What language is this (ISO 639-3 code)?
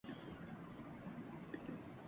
urd